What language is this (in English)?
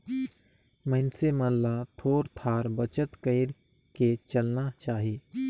Chhattisgarhi